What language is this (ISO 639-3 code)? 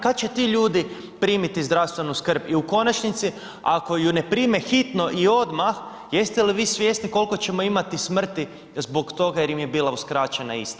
hrv